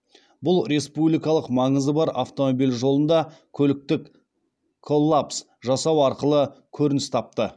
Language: Kazakh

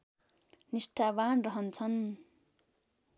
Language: Nepali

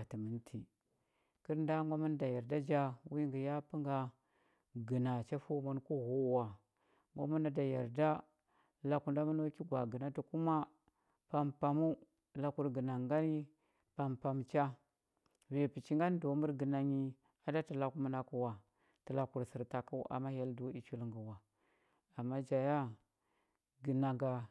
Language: Huba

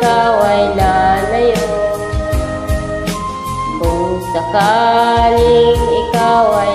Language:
Vietnamese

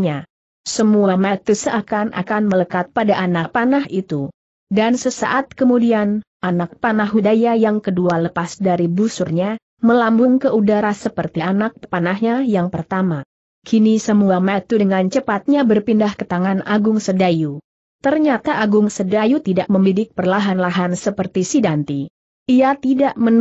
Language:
Indonesian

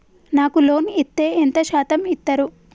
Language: Telugu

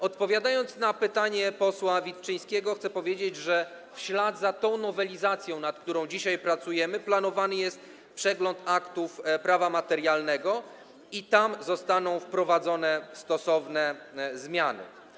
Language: Polish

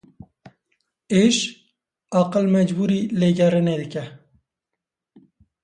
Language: Kurdish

